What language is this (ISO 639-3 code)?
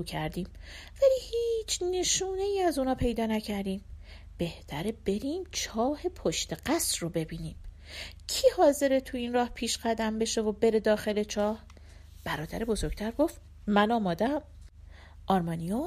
fas